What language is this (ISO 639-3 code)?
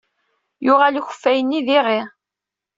kab